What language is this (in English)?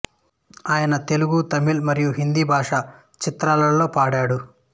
Telugu